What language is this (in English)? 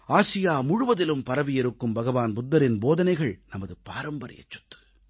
Tamil